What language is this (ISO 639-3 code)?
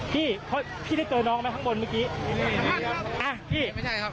tha